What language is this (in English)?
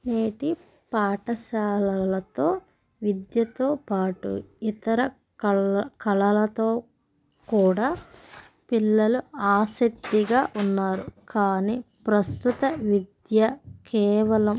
Telugu